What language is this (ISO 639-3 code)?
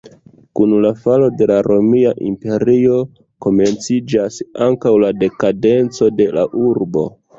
epo